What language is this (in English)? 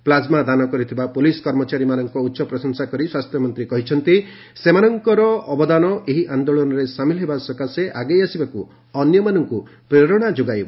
Odia